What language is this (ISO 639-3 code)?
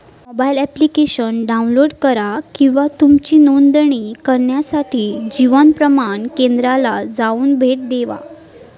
mar